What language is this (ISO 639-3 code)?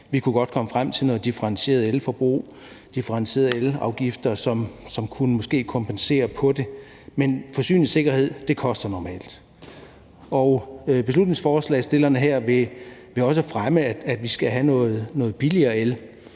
dan